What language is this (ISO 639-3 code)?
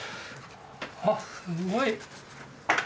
jpn